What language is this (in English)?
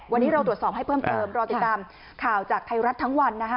Thai